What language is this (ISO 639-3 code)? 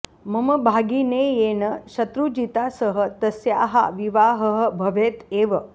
san